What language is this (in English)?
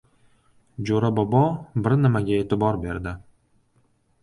Uzbek